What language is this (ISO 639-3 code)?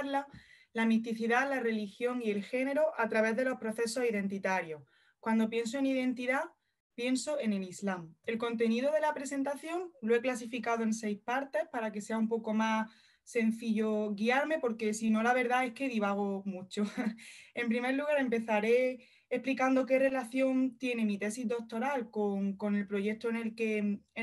spa